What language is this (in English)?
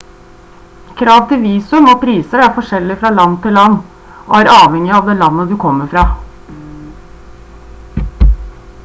Norwegian Bokmål